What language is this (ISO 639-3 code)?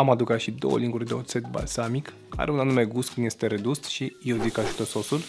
ron